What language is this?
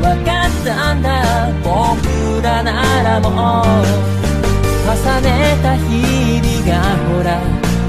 Japanese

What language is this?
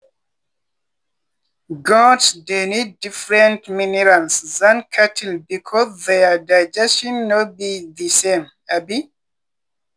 Nigerian Pidgin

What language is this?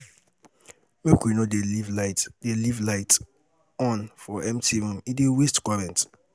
Nigerian Pidgin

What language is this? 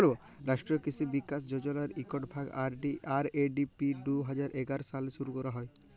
Bangla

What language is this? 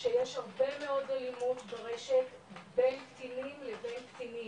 Hebrew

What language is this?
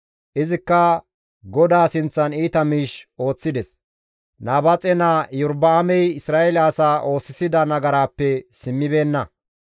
Gamo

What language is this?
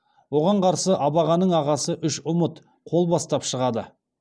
Kazakh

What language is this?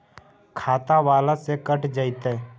Magahi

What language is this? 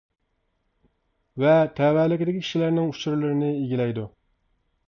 Uyghur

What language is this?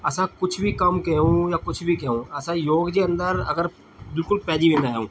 Sindhi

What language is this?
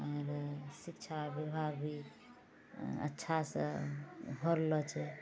Maithili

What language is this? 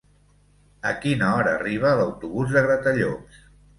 Catalan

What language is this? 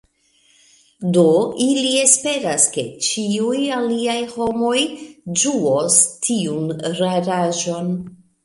Esperanto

